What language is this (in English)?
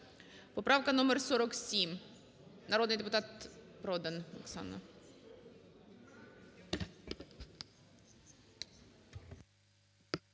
Ukrainian